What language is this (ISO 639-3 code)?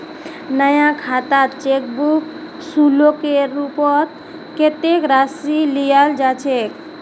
mag